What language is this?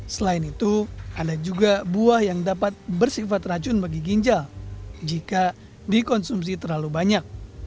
Indonesian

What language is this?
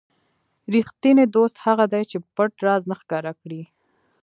Pashto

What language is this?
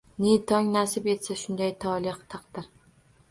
Uzbek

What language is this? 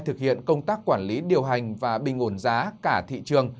Vietnamese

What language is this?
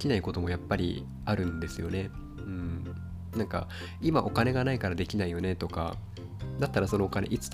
Japanese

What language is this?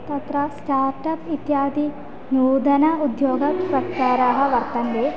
Sanskrit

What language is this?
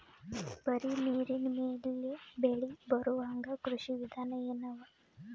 Kannada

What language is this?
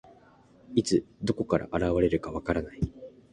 Japanese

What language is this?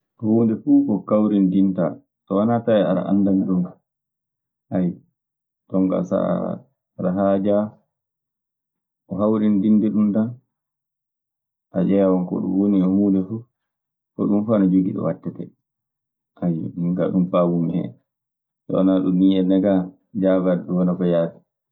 Maasina Fulfulde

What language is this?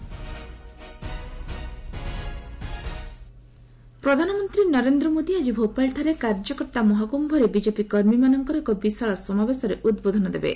Odia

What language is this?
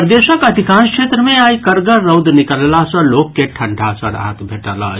Maithili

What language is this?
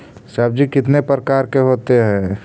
Magahi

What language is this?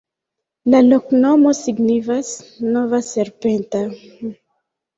Esperanto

